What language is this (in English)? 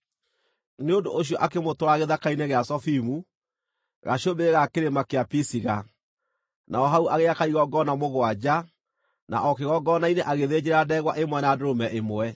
Kikuyu